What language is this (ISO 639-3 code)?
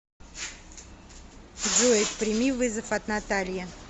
rus